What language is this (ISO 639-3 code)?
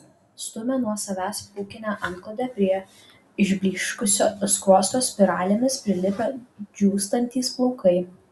lit